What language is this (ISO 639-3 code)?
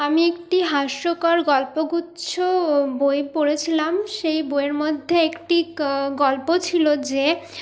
ben